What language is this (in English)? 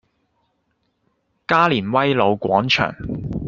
Cantonese